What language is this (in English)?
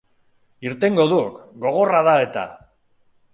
Basque